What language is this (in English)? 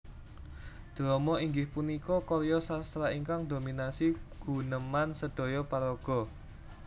Javanese